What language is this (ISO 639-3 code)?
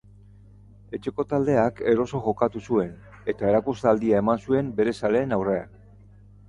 eus